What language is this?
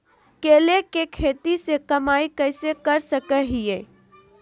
Magahi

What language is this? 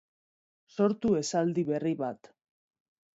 Basque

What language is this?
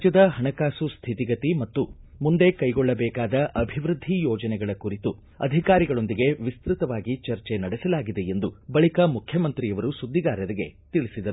Kannada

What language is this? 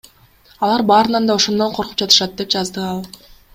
Kyrgyz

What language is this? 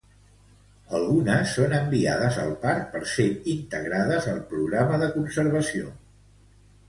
Catalan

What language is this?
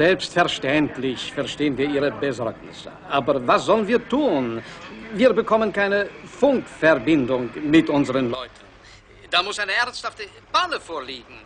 German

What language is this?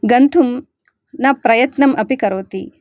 Sanskrit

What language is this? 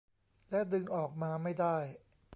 Thai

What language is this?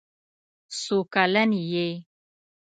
Pashto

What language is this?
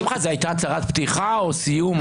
Hebrew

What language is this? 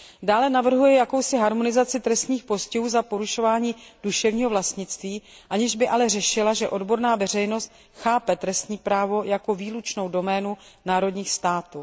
Czech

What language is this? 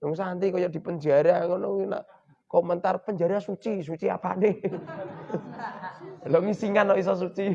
Indonesian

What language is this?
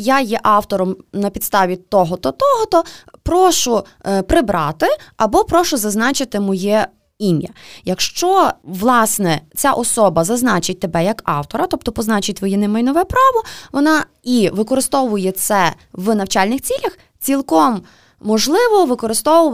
Ukrainian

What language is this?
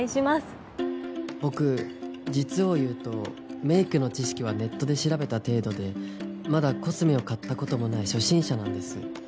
Japanese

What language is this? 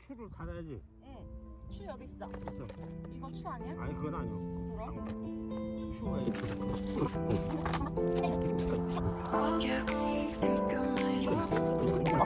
Korean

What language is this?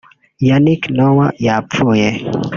Kinyarwanda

